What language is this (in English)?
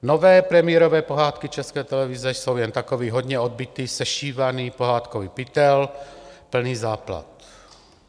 Czech